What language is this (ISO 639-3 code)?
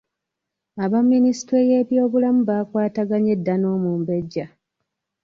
lug